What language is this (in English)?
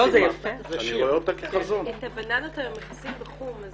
Hebrew